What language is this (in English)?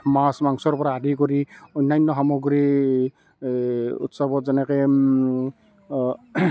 Assamese